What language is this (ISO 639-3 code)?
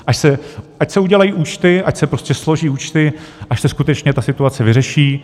ces